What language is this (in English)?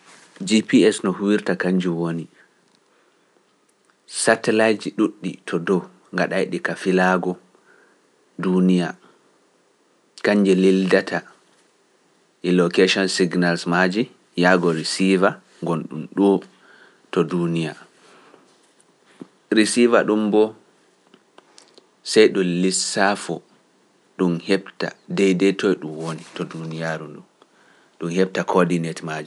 Pular